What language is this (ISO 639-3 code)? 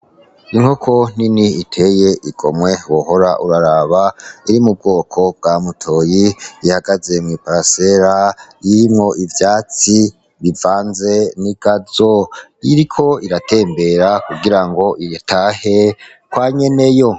run